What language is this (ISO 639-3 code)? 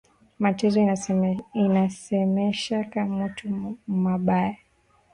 swa